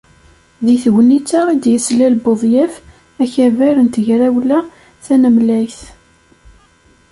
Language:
Kabyle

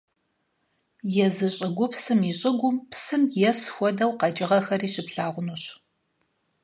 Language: Kabardian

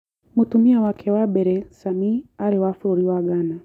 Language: Kikuyu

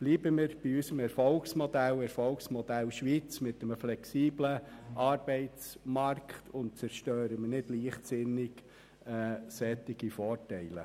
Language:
Swiss German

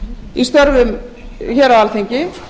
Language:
Icelandic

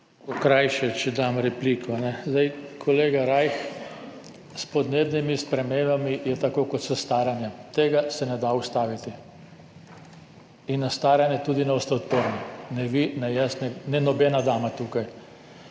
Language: Slovenian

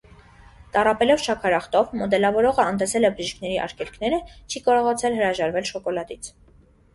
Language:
Armenian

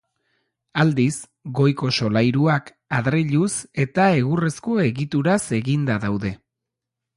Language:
Basque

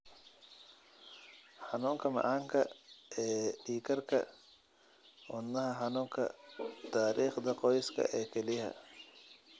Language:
Somali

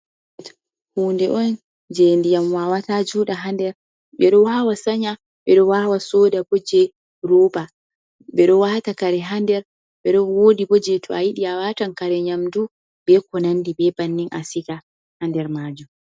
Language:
Fula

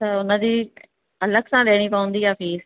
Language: Sindhi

